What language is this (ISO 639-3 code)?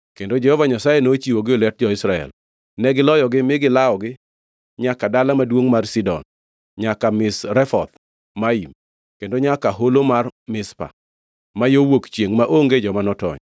luo